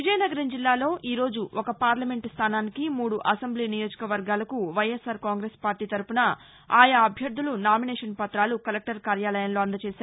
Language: Telugu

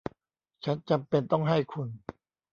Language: Thai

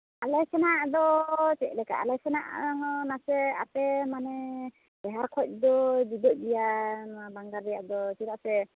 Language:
Santali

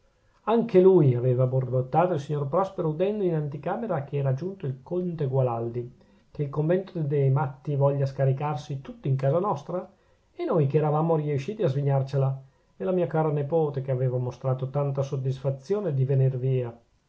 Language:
Italian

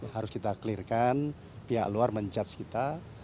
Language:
Indonesian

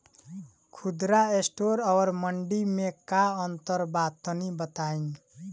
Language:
Bhojpuri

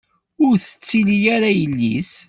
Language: Kabyle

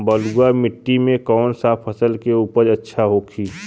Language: Bhojpuri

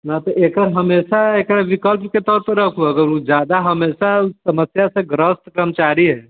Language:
Maithili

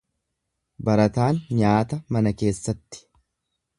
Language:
Oromo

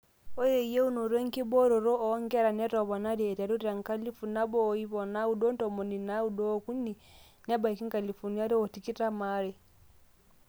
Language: Masai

